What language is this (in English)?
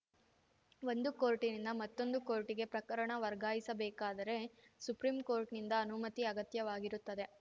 Kannada